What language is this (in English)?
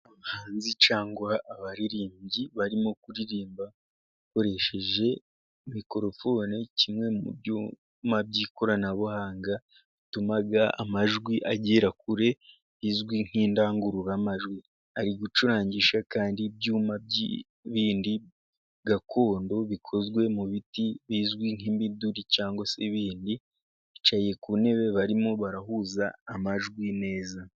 Kinyarwanda